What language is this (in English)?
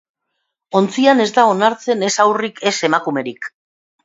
Basque